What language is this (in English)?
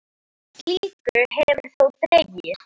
Icelandic